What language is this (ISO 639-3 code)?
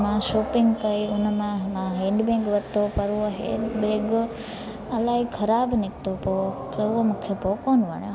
snd